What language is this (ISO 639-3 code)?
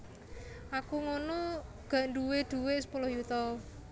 jav